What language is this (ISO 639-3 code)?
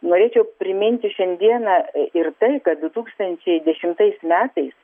lit